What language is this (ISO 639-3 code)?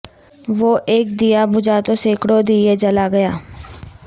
urd